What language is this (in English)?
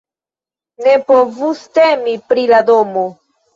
Esperanto